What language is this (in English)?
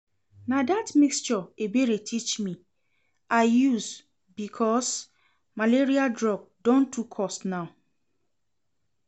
Nigerian Pidgin